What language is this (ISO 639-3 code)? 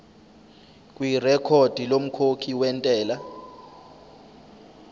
zul